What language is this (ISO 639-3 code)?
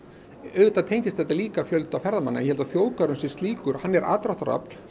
isl